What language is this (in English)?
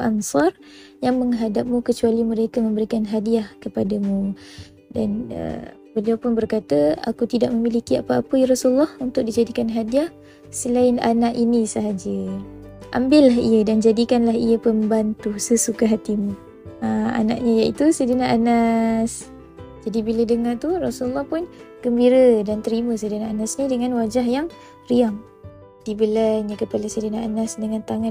Malay